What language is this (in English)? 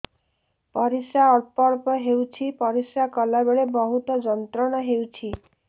Odia